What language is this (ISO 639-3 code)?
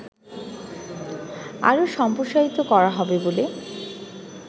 ben